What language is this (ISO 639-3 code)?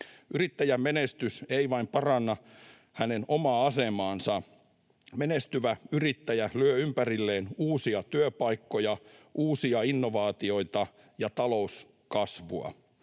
fin